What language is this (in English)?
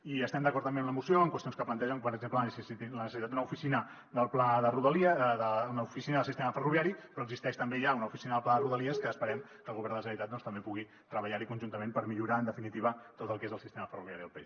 Catalan